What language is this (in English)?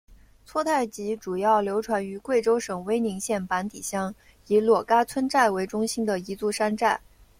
Chinese